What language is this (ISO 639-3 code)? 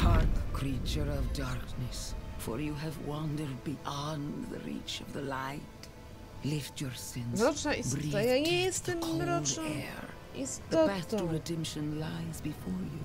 pol